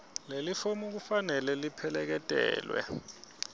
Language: Swati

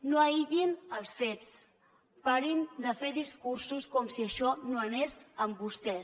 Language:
Catalan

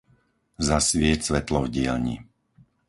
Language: Slovak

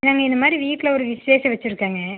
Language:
Tamil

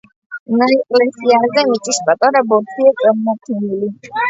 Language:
Georgian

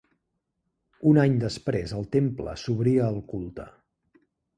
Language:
Catalan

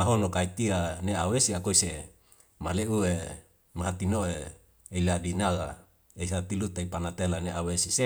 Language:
Wemale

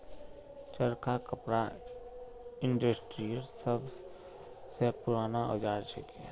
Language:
Magahi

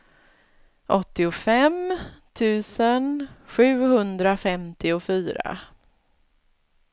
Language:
Swedish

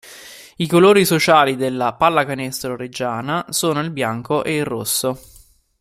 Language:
Italian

